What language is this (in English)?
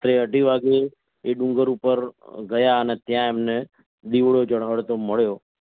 Gujarati